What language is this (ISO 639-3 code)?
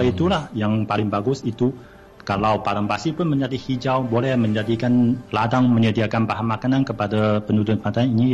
msa